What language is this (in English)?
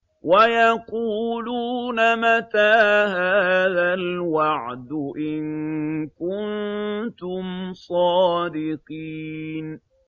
Arabic